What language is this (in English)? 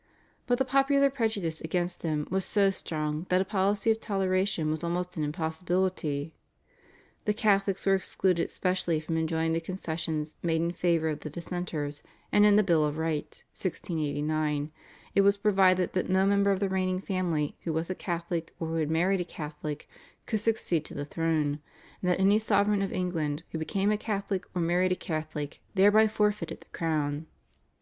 English